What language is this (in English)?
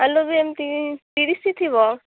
Odia